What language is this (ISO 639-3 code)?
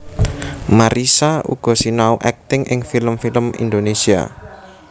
jav